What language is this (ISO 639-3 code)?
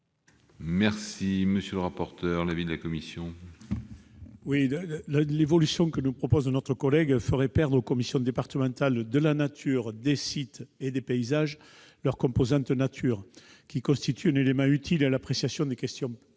fra